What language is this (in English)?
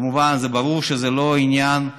Hebrew